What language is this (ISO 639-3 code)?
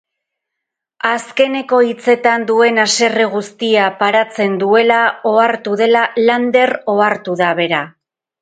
eus